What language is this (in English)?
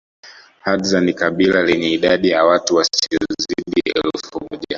Swahili